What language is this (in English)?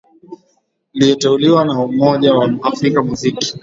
Swahili